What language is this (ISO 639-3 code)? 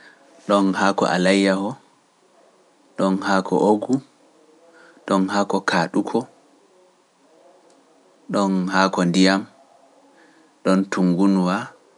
fuf